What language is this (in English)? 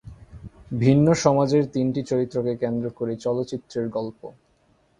Bangla